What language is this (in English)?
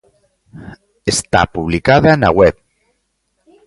Galician